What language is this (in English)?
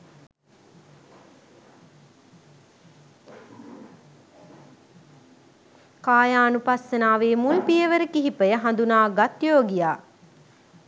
Sinhala